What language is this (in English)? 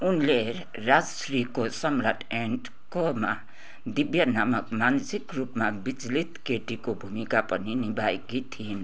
Nepali